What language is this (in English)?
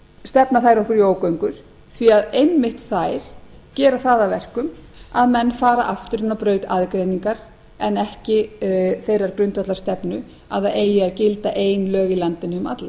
Icelandic